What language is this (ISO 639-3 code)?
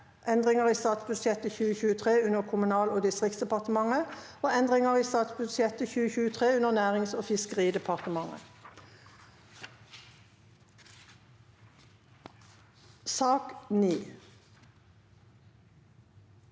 nor